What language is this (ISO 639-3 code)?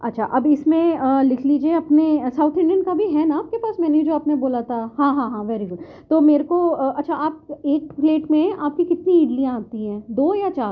urd